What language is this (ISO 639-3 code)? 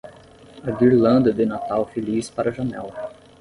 por